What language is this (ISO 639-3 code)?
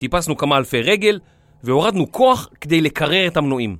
heb